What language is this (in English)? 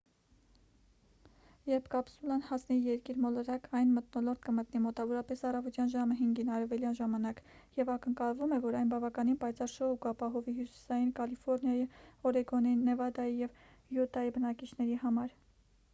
Armenian